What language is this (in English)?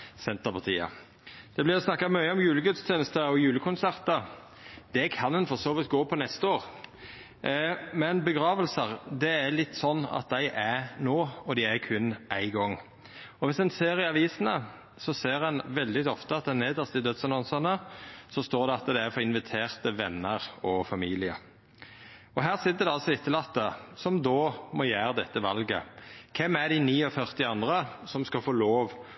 Norwegian Nynorsk